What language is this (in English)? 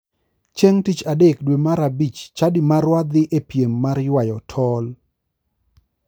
Luo (Kenya and Tanzania)